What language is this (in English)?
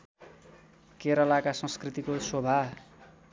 Nepali